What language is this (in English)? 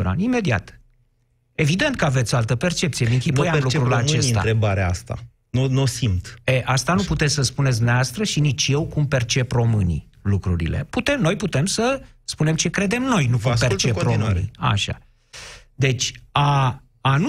Romanian